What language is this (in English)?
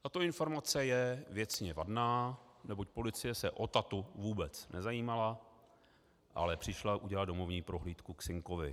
Czech